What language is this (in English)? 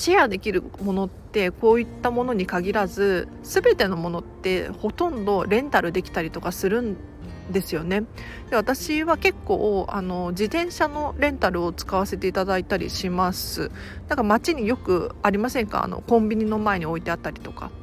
Japanese